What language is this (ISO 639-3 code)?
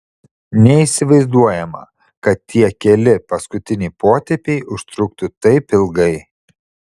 lit